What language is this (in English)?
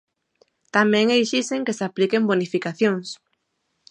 Galician